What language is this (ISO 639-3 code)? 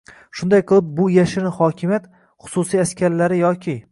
uzb